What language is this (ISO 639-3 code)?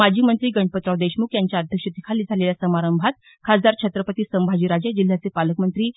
mar